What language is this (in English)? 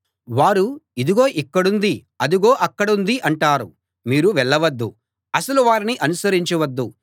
Telugu